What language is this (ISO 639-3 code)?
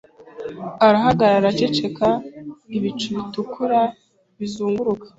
kin